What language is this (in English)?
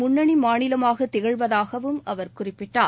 Tamil